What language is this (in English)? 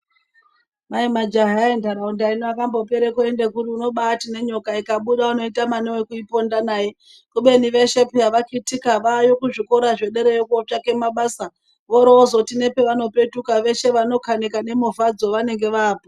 Ndau